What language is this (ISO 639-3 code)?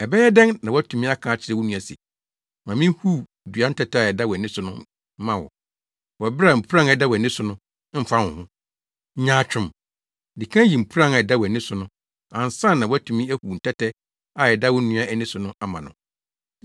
aka